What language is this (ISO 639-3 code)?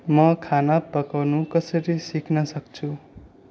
nep